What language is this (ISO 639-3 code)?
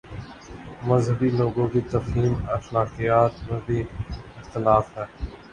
urd